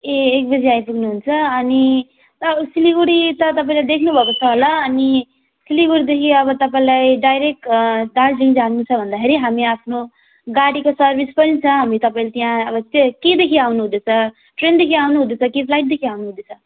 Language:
Nepali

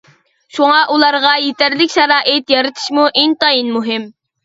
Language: Uyghur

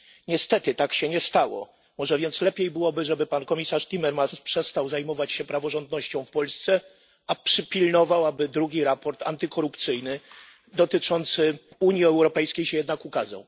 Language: Polish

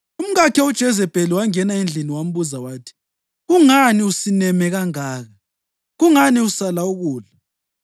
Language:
North Ndebele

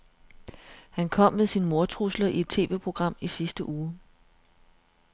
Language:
Danish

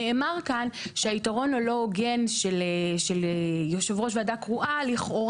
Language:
Hebrew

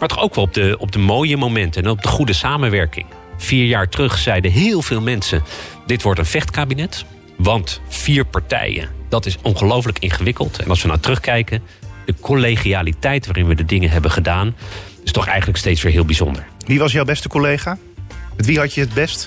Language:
Dutch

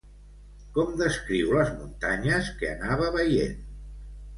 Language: Catalan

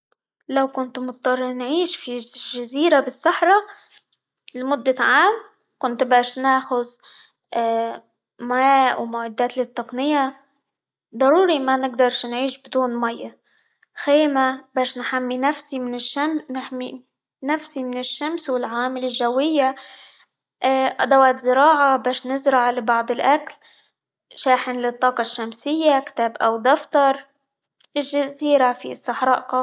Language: Libyan Arabic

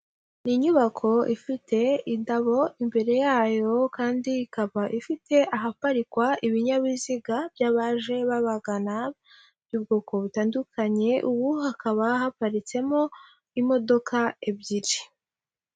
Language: Kinyarwanda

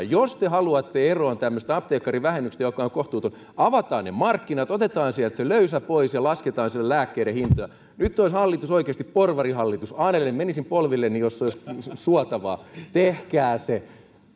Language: Finnish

